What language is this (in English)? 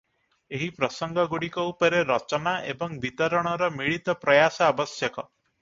Odia